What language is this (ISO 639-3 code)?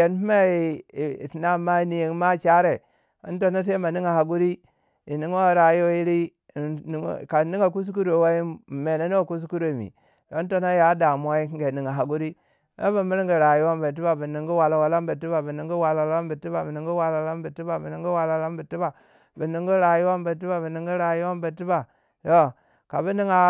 wja